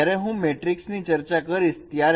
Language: Gujarati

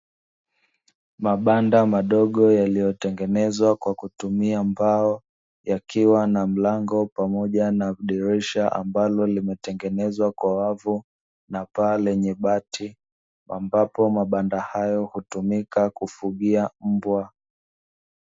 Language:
Swahili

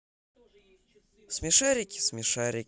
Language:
Russian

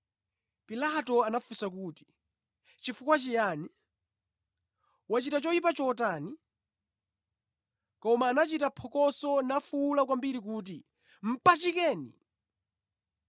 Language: Nyanja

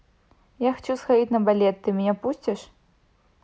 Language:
Russian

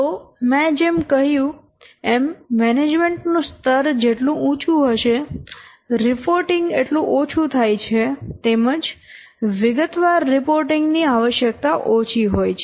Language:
Gujarati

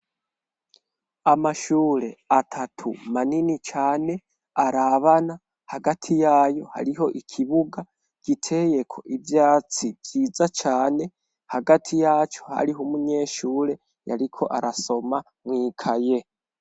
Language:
Rundi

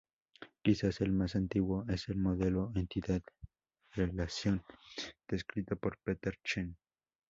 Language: Spanish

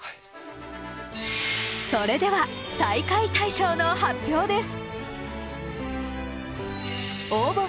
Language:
Japanese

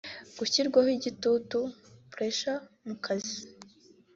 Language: Kinyarwanda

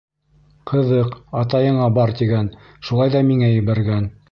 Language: Bashkir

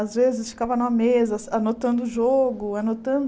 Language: Portuguese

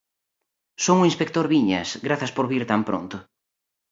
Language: Galician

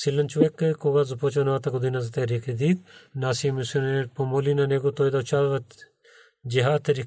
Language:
Bulgarian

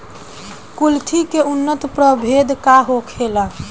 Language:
Bhojpuri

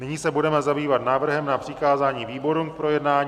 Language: Czech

